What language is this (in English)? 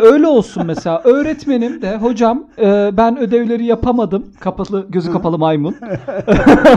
Turkish